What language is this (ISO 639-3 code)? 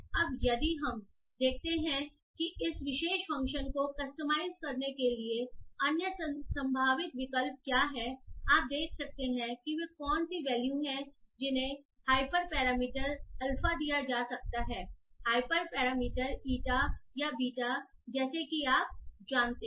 hin